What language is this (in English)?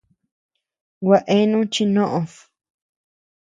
Tepeuxila Cuicatec